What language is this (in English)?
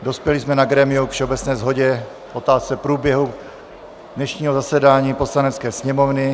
Czech